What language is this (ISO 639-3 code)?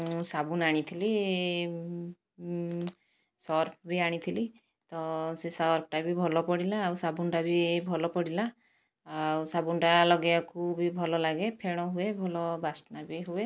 ori